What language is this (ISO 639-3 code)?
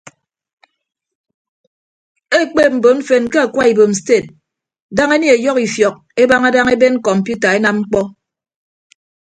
ibb